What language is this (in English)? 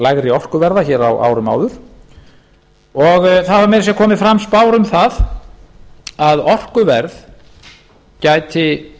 Icelandic